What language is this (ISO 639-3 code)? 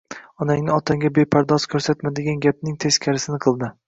uzb